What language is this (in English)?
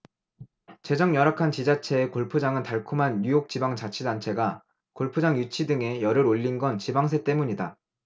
Korean